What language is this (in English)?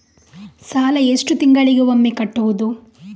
Kannada